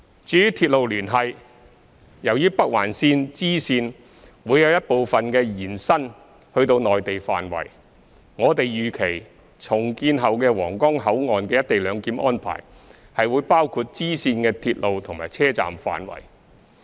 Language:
Cantonese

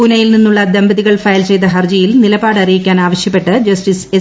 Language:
Malayalam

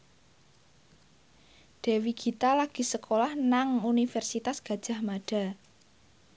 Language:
Javanese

